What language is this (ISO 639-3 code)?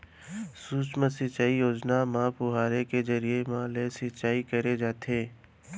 hne